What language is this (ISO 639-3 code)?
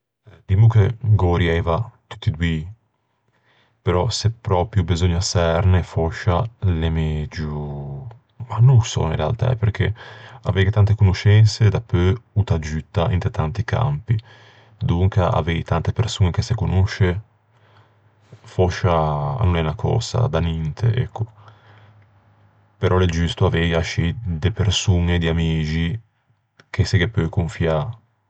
lij